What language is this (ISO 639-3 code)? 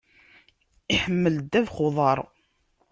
kab